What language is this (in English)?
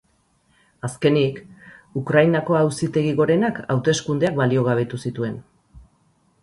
Basque